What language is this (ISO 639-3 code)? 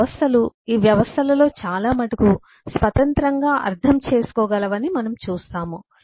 tel